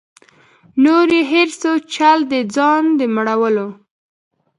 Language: Pashto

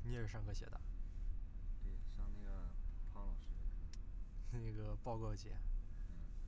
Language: Chinese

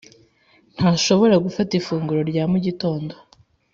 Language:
Kinyarwanda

